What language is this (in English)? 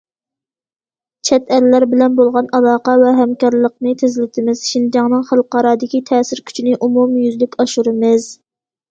Uyghur